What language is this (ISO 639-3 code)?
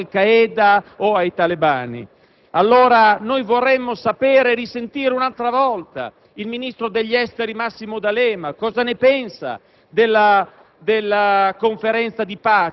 ita